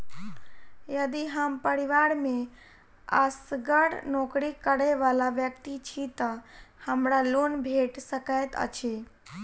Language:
Maithili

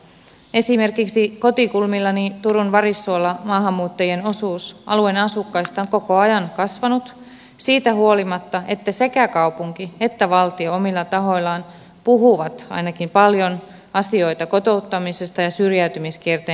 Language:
Finnish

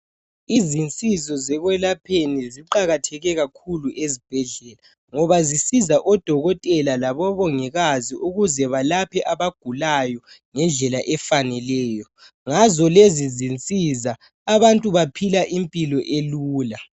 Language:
North Ndebele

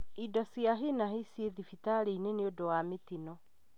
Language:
Kikuyu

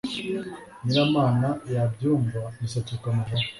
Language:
Kinyarwanda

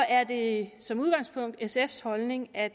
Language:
Danish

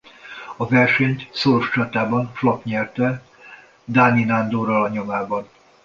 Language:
Hungarian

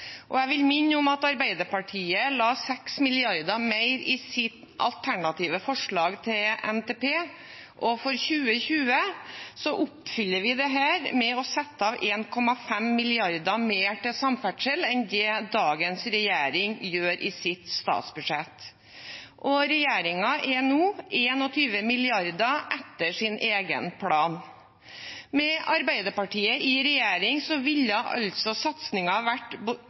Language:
Norwegian Bokmål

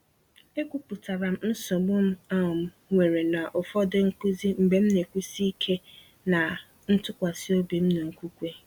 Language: Igbo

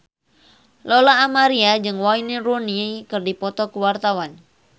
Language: Sundanese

